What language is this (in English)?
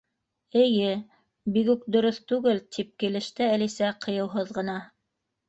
Bashkir